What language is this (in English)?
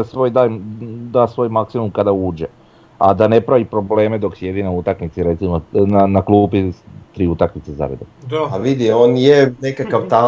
Croatian